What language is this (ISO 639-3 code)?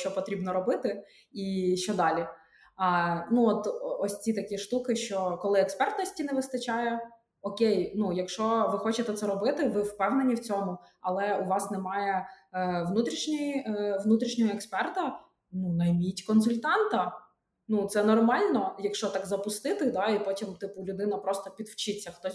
ukr